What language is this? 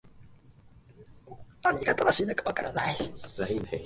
Japanese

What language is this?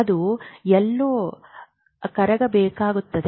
Kannada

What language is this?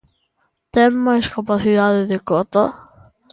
Galician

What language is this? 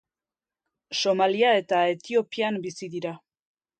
Basque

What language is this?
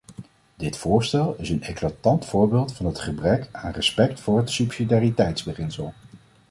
Dutch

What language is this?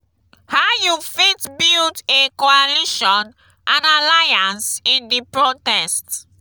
Nigerian Pidgin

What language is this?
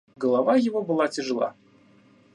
Russian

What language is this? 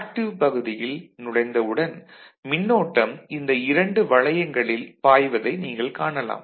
Tamil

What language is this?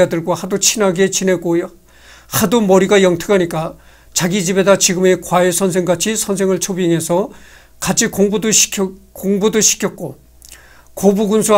Korean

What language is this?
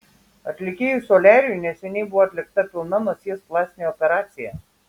Lithuanian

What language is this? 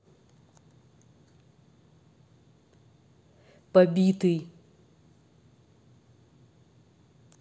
Russian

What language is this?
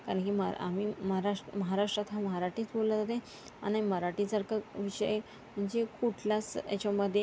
Marathi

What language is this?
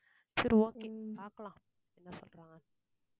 Tamil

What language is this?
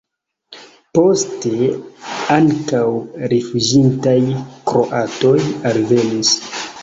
Esperanto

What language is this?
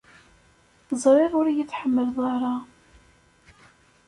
Kabyle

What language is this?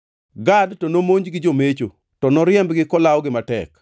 Luo (Kenya and Tanzania)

